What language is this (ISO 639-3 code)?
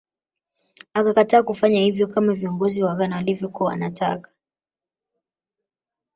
swa